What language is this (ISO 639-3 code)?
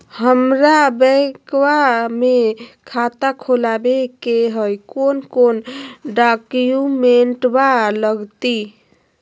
mag